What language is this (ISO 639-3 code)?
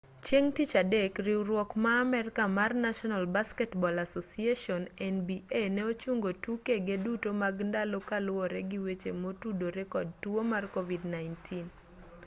luo